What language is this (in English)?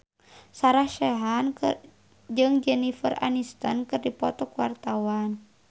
Sundanese